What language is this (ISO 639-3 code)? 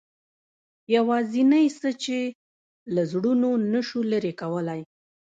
pus